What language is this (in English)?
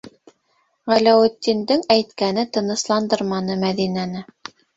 Bashkir